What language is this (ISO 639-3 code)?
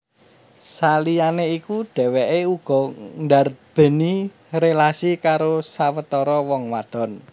jav